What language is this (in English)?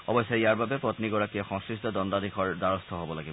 Assamese